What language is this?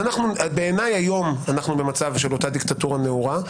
Hebrew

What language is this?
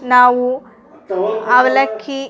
Kannada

